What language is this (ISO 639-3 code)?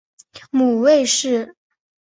zho